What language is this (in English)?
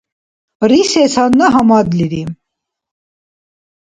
Dargwa